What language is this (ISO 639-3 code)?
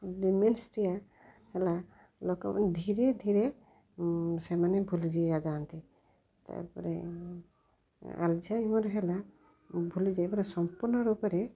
ori